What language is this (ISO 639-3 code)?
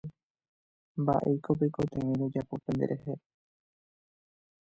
grn